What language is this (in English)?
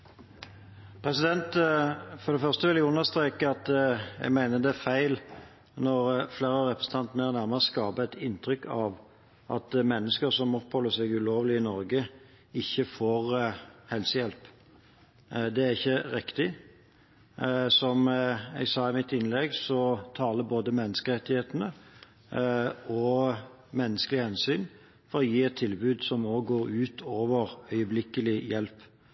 Norwegian